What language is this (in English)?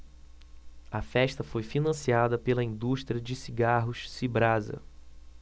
Portuguese